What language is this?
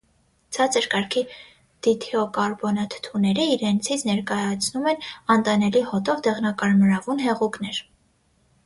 Armenian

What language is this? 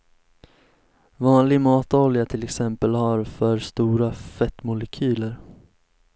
Swedish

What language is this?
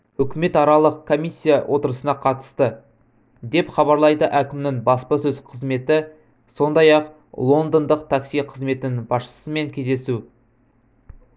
Kazakh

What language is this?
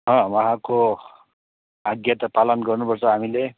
Nepali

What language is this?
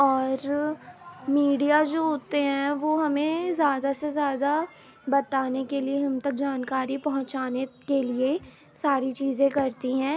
Urdu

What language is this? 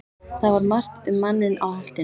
Icelandic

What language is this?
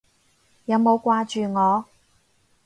Cantonese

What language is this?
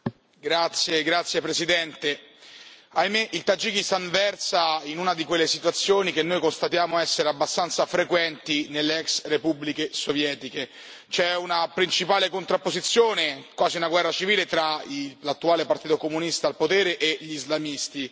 Italian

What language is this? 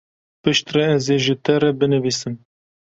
Kurdish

